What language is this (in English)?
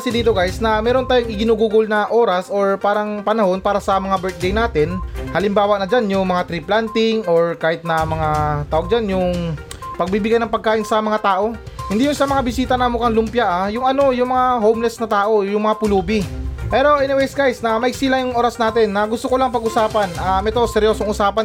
Filipino